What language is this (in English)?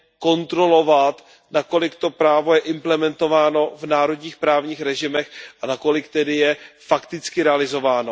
Czech